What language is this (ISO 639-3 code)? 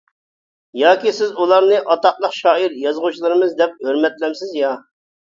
uig